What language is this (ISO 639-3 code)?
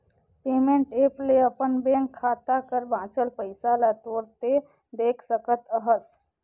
hne